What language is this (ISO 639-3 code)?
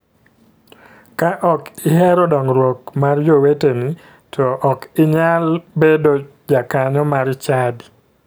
luo